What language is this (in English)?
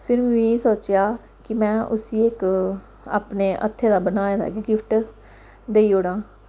Dogri